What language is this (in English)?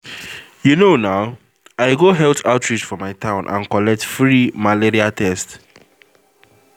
Nigerian Pidgin